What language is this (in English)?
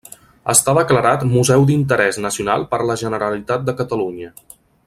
Catalan